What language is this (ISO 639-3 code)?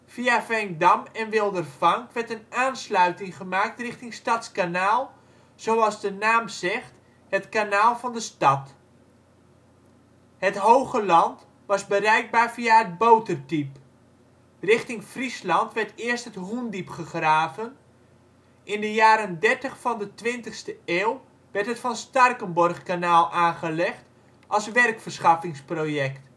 nld